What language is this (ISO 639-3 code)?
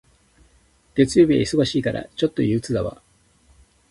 jpn